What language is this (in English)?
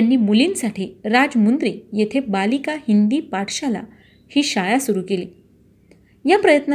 Marathi